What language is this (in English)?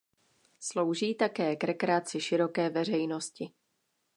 Czech